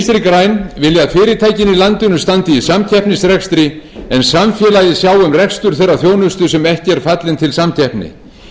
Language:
Icelandic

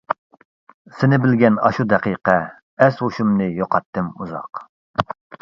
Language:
Uyghur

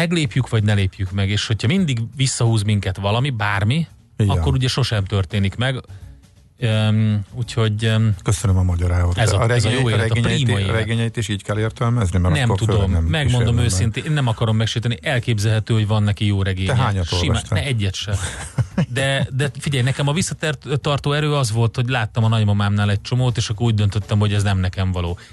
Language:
Hungarian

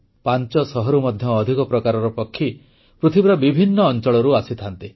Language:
Odia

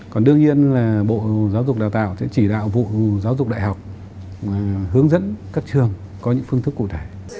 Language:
Vietnamese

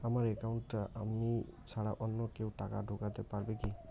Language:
Bangla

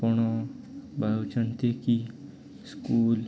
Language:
Odia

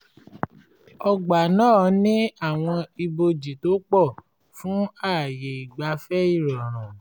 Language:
Yoruba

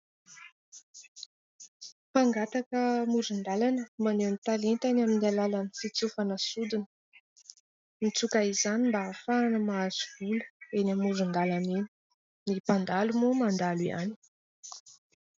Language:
Malagasy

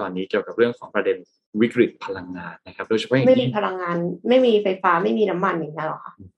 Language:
Thai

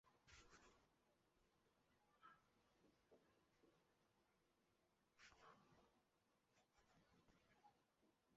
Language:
Chinese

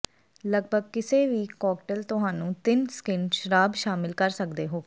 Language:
Punjabi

